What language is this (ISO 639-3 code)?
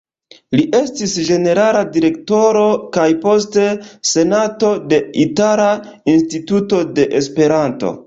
epo